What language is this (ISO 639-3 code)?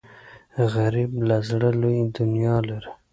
pus